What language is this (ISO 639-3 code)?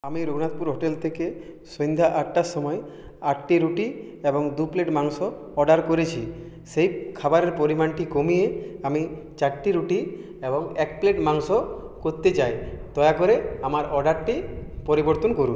ben